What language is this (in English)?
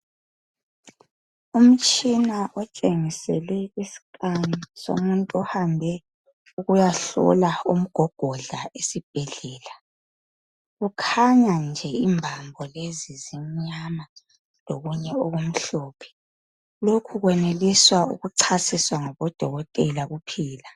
North Ndebele